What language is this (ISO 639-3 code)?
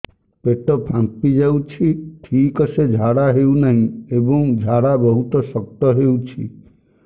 ori